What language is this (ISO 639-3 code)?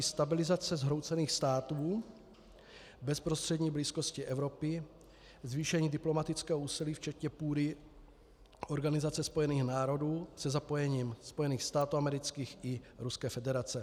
ces